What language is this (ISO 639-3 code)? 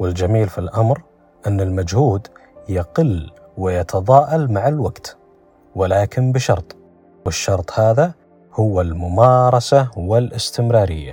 ara